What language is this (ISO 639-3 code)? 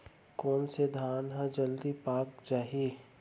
hne